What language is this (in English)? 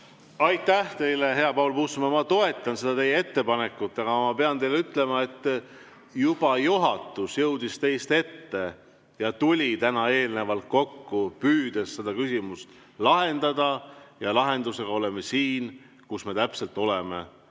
Estonian